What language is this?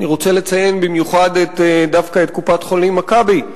Hebrew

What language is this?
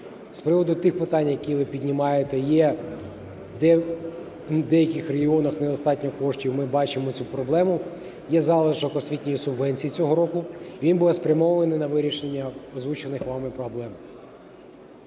Ukrainian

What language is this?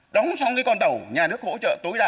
Vietnamese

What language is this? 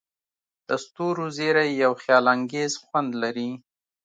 Pashto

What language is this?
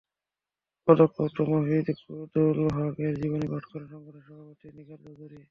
Bangla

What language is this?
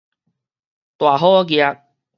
Min Nan Chinese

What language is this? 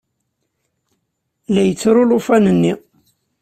Kabyle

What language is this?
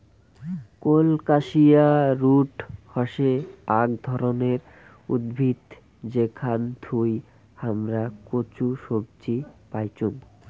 Bangla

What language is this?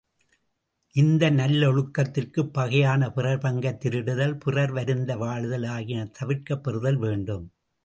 Tamil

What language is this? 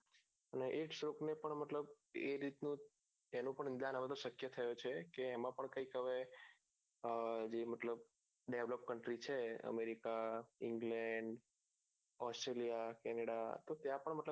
Gujarati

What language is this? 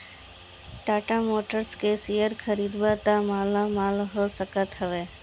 Bhojpuri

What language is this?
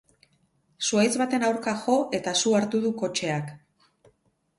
Basque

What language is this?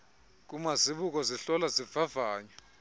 Xhosa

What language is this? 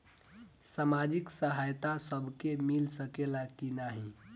Bhojpuri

